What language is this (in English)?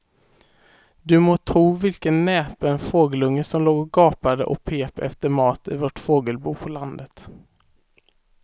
Swedish